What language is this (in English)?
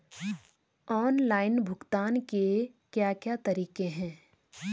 Hindi